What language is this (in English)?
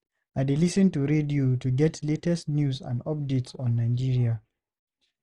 Nigerian Pidgin